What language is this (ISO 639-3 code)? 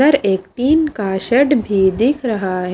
hin